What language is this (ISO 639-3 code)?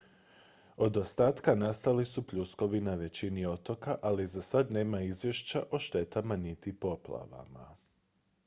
hrv